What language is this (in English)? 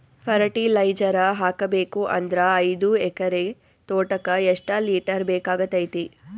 Kannada